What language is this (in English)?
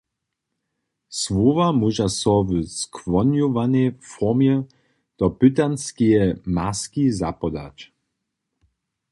Upper Sorbian